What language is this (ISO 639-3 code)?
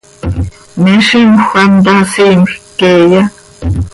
sei